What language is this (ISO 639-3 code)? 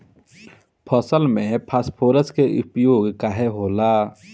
bho